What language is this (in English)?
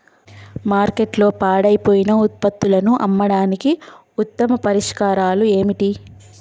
Telugu